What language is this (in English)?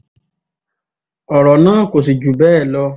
Yoruba